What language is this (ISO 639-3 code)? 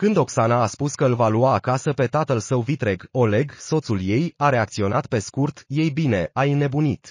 ron